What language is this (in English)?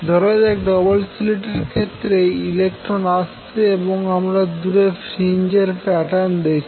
Bangla